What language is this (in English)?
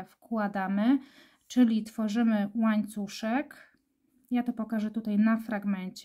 Polish